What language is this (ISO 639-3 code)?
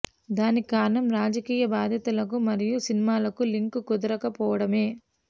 tel